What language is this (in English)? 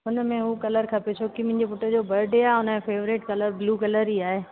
Sindhi